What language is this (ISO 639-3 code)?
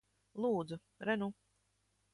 lav